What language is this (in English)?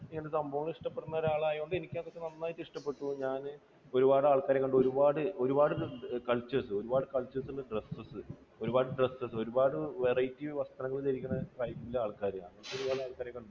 Malayalam